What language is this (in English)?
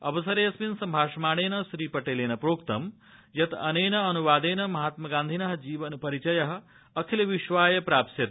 Sanskrit